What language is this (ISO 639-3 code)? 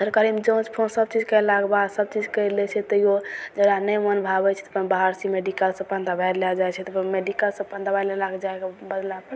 mai